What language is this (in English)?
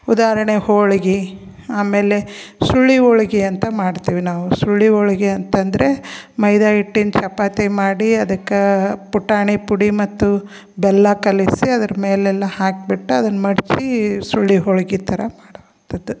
Kannada